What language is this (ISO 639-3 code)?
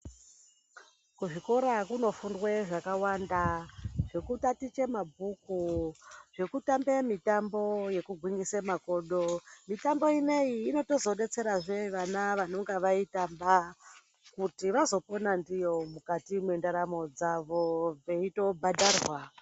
ndc